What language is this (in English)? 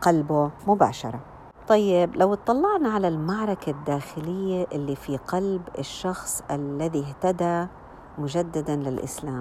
Arabic